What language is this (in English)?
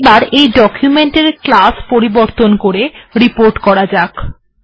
Bangla